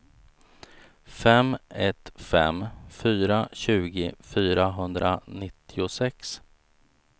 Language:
Swedish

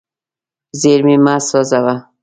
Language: Pashto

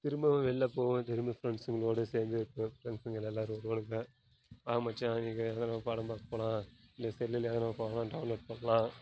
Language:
Tamil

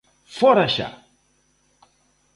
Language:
Galician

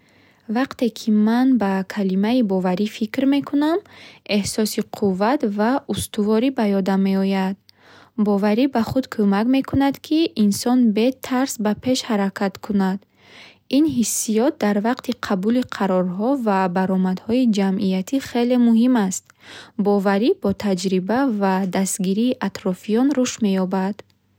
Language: Bukharic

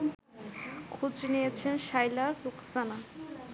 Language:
Bangla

